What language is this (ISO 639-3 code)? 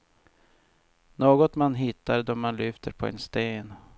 swe